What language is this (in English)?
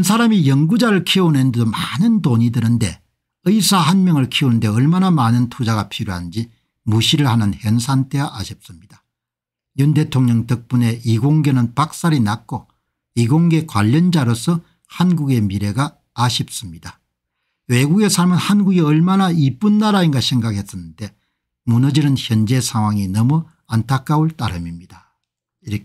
Korean